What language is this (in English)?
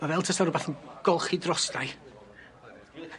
Welsh